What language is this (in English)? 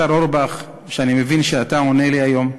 Hebrew